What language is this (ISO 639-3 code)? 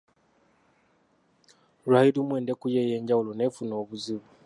lug